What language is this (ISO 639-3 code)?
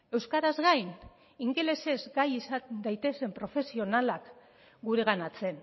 eus